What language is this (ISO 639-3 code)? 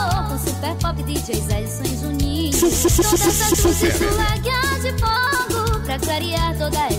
por